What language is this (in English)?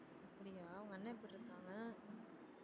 Tamil